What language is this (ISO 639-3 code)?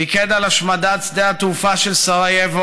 heb